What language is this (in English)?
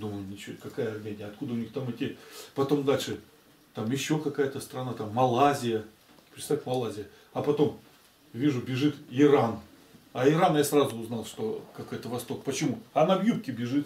Russian